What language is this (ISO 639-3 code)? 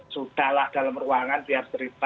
ind